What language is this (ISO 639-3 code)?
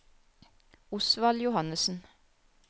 nor